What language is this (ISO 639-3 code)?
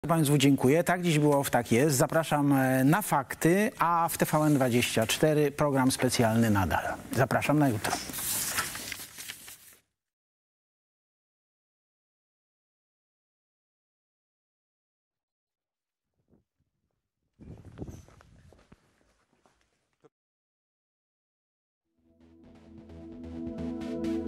pol